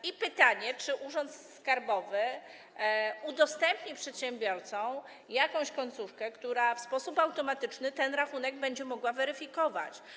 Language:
Polish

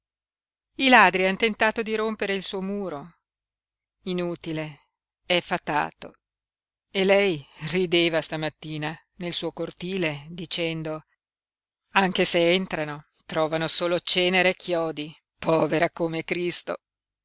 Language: Italian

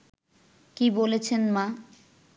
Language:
Bangla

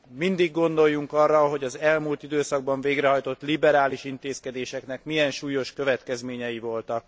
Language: Hungarian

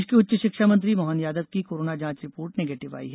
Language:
Hindi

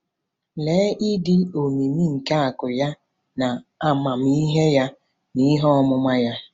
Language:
Igbo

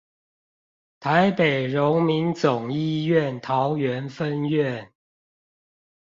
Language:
Chinese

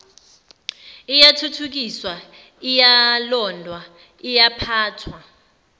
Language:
Zulu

